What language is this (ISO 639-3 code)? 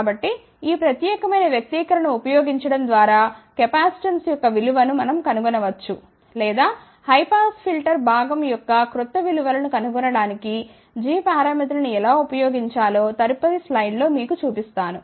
tel